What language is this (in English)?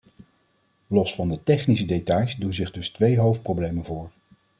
Dutch